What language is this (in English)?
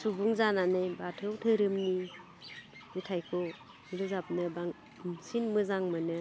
Bodo